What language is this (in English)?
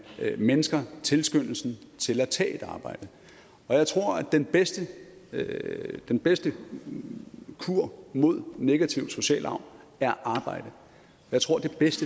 Danish